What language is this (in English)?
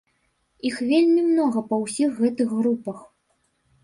Belarusian